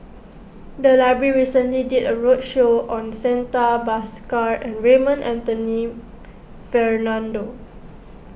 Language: English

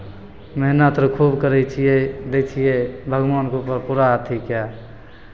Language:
Maithili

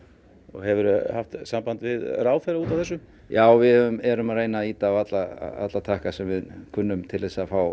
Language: Icelandic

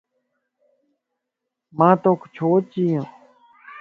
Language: Lasi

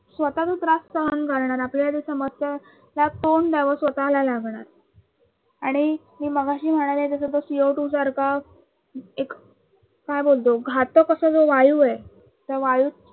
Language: Marathi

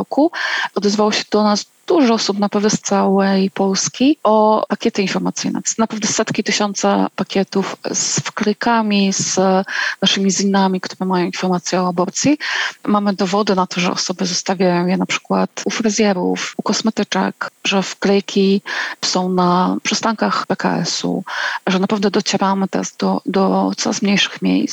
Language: Polish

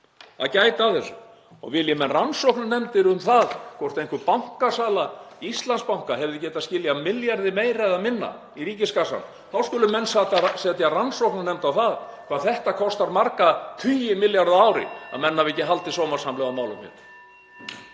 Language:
Icelandic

